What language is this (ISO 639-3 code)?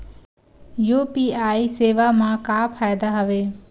hne